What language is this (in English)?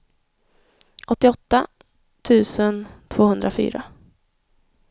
Swedish